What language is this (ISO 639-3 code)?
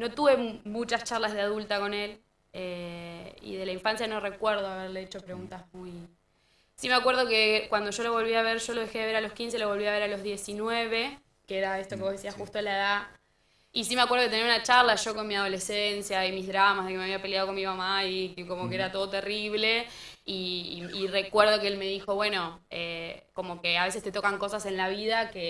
spa